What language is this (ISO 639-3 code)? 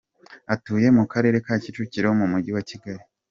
kin